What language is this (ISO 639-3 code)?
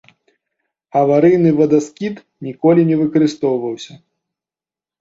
bel